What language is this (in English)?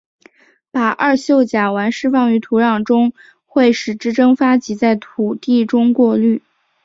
Chinese